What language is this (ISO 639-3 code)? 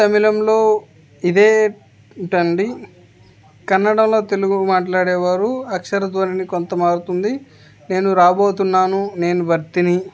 tel